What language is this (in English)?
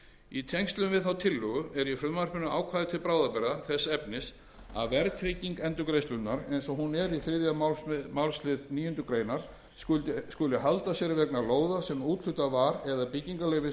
Icelandic